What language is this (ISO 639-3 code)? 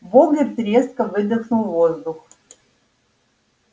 rus